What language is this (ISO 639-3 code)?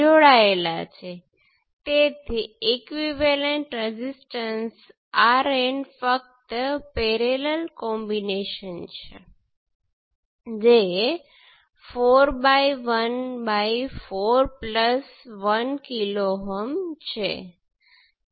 guj